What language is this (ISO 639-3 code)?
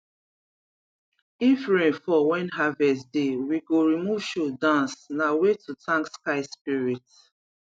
pcm